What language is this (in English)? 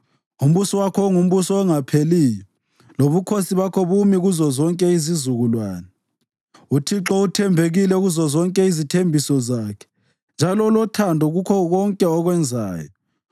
North Ndebele